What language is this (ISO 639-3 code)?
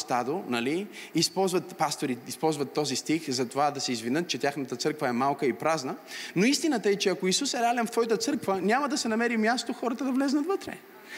bul